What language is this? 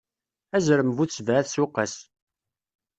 Kabyle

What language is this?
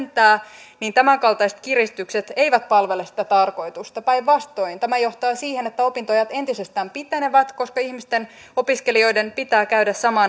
Finnish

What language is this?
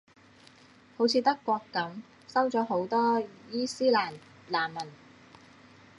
Cantonese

